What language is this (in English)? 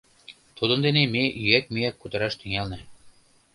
Mari